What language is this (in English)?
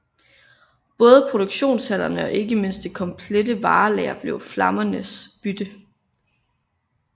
Danish